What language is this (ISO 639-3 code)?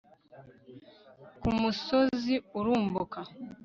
kin